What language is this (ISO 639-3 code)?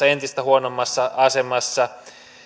fin